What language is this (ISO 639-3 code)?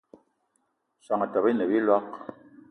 eto